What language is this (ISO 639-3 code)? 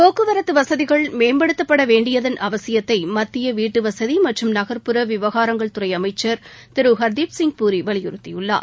tam